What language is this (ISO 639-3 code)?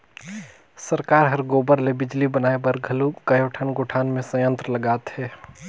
hne